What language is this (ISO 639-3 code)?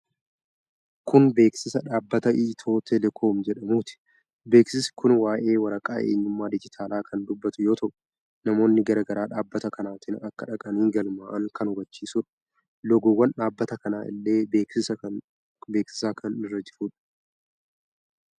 orm